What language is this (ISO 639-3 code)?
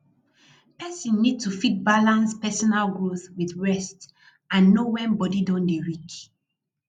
pcm